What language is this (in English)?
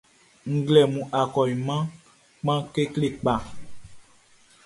Baoulé